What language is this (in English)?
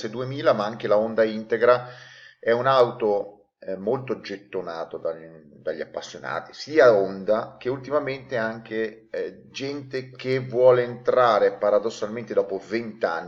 Italian